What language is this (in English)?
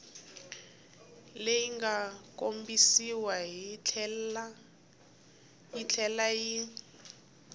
Tsonga